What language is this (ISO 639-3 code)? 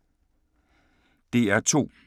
dan